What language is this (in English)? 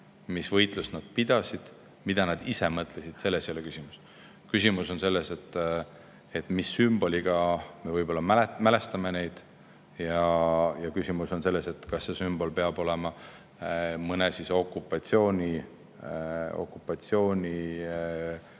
Estonian